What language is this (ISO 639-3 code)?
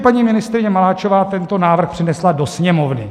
ces